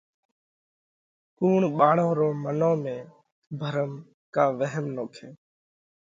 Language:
Parkari Koli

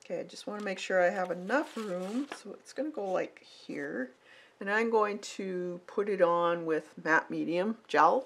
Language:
English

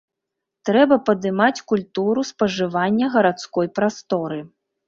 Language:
Belarusian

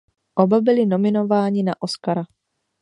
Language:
Czech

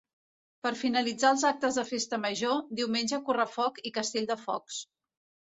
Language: Catalan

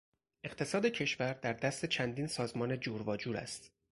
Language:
Persian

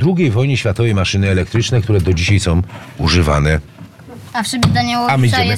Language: Polish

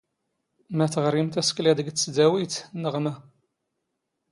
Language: Standard Moroccan Tamazight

